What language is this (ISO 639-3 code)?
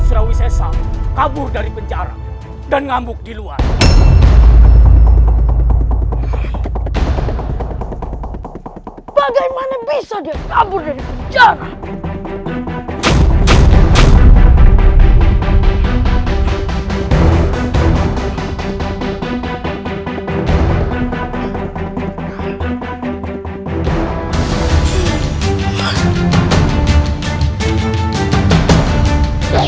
ind